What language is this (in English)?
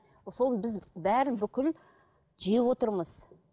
Kazakh